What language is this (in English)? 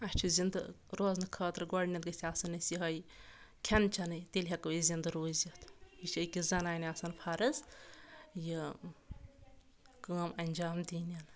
Kashmiri